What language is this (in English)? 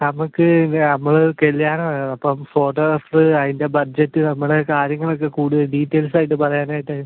Malayalam